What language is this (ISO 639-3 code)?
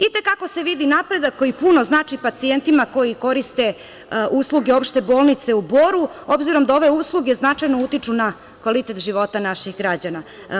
srp